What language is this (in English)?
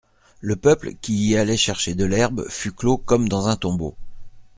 French